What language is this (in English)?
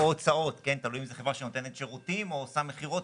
Hebrew